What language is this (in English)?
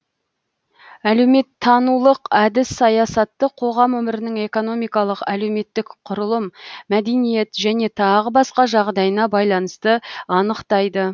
Kazakh